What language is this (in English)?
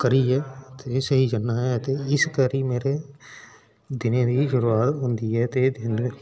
Dogri